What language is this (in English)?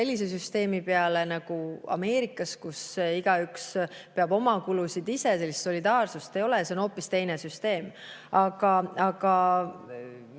Estonian